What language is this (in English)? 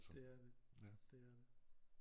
Danish